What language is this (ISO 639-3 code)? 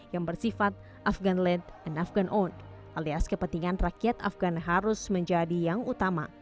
ind